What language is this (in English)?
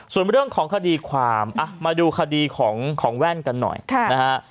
Thai